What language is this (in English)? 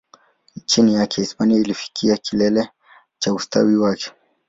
Swahili